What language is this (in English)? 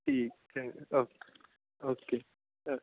Punjabi